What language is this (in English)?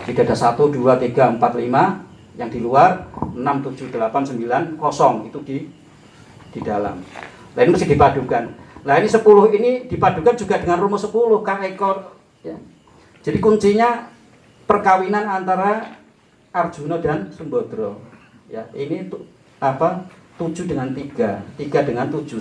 Indonesian